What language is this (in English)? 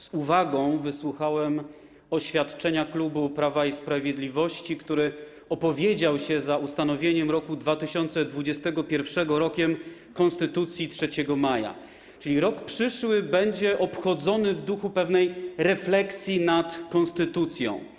Polish